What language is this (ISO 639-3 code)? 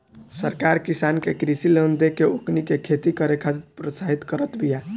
bho